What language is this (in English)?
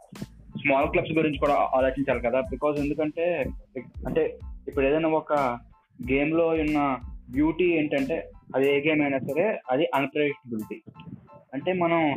Telugu